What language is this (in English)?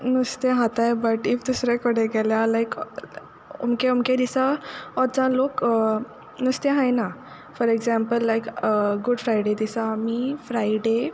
Konkani